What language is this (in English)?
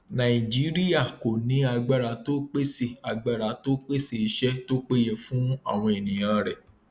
Yoruba